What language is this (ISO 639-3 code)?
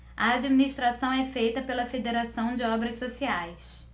por